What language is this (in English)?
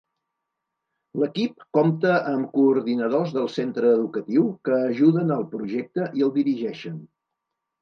Catalan